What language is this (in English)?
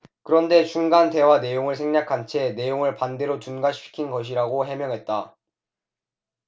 Korean